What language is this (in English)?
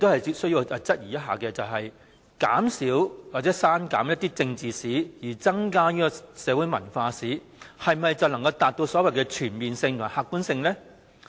Cantonese